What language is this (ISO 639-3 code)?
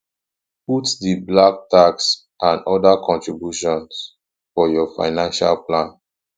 pcm